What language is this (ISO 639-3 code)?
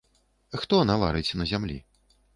bel